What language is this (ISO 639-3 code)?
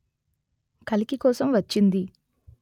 tel